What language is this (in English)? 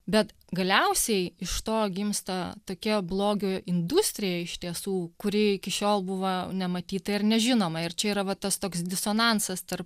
Lithuanian